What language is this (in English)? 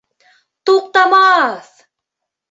Bashkir